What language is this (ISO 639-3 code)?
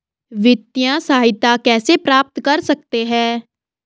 hin